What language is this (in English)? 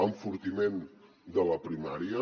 Catalan